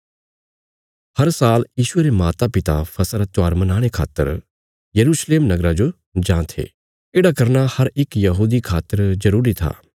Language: Bilaspuri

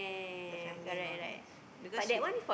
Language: English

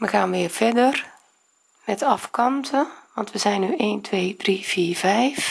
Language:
Dutch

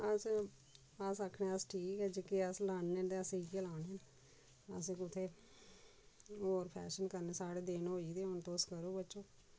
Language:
Dogri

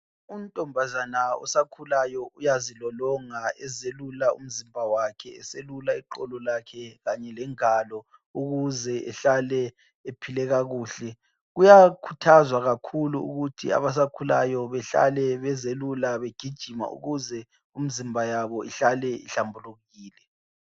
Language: North Ndebele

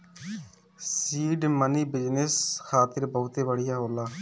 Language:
Bhojpuri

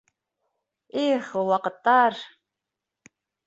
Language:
Bashkir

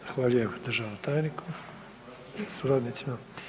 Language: Croatian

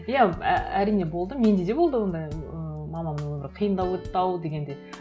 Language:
Kazakh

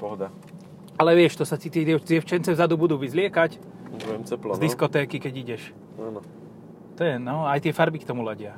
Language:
Slovak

